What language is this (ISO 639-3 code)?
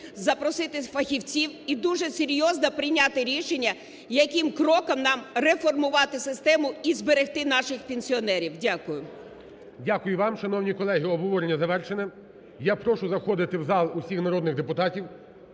ukr